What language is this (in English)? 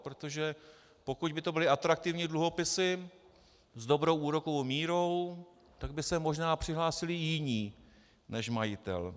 Czech